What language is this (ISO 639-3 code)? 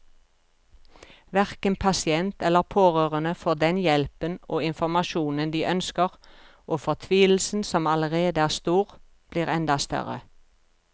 nor